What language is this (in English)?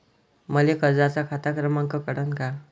Marathi